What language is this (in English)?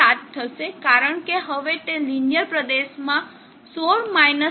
Gujarati